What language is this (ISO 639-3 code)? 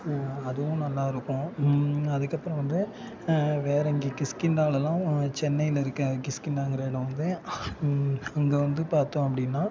tam